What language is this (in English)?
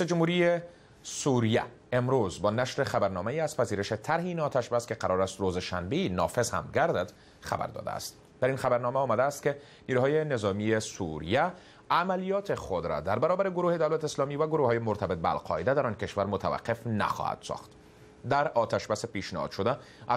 Persian